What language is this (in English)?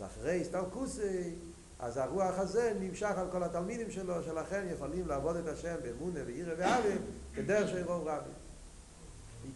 Hebrew